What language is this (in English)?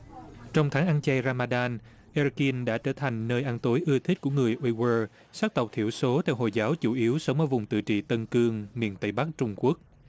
Vietnamese